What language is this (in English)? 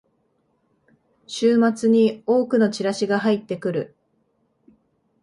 Japanese